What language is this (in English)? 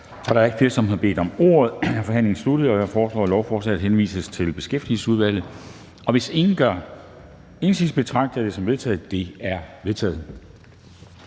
Danish